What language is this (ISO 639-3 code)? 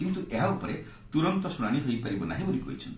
ori